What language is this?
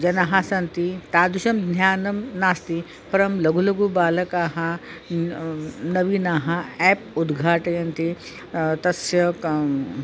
Sanskrit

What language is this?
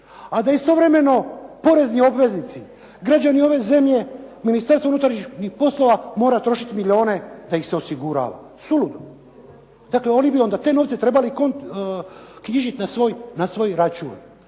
Croatian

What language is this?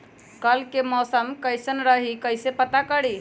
Magahi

